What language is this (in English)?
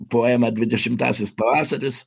Lithuanian